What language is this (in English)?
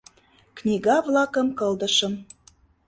Mari